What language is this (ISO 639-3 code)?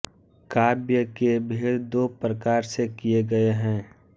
hin